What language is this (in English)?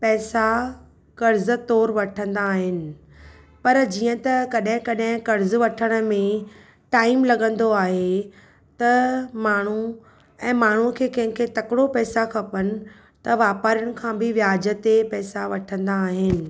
Sindhi